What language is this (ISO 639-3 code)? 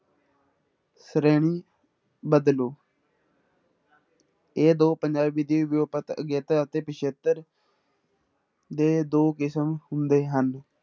pan